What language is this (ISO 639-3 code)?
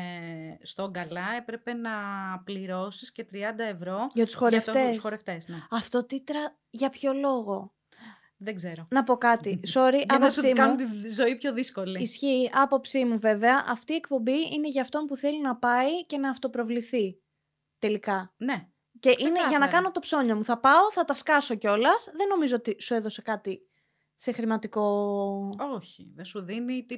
ell